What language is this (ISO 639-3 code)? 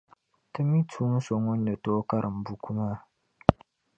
dag